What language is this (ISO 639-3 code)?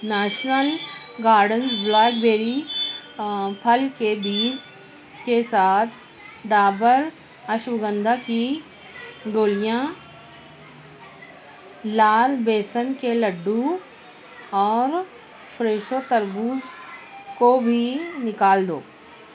urd